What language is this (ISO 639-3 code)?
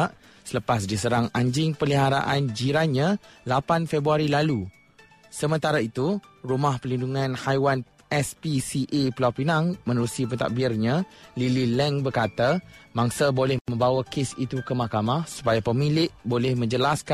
msa